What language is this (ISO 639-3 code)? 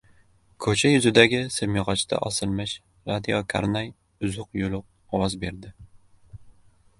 uzb